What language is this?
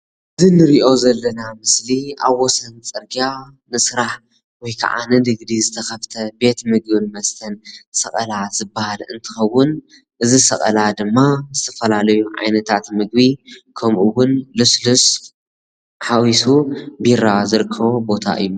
Tigrinya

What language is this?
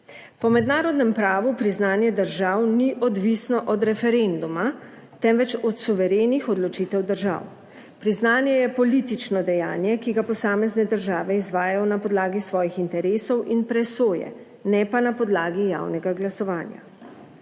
Slovenian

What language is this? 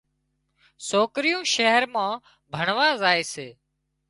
Wadiyara Koli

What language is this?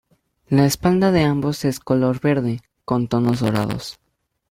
Spanish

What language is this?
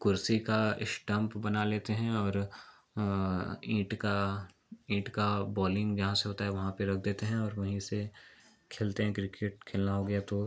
Hindi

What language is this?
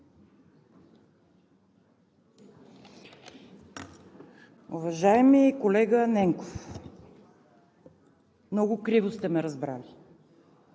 Bulgarian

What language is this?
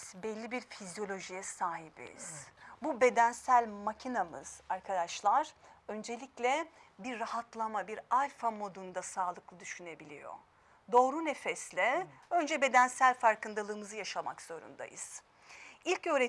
Turkish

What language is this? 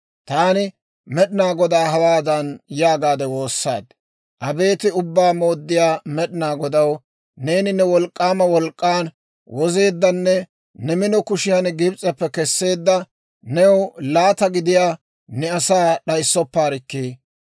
Dawro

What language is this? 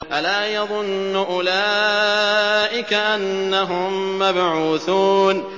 Arabic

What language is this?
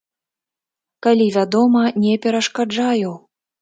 Belarusian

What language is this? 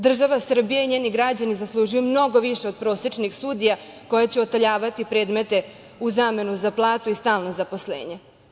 Serbian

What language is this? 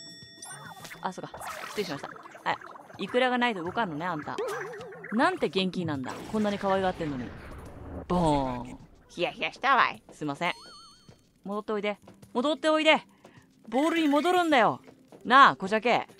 Japanese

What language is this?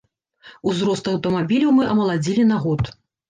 Belarusian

